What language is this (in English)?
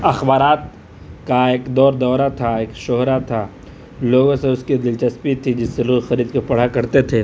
Urdu